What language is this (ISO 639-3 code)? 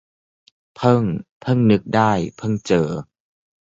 tha